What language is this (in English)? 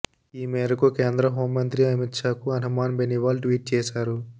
Telugu